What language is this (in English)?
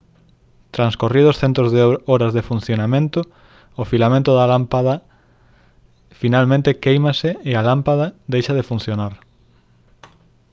Galician